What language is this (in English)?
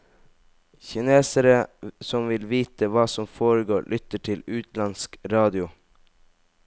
Norwegian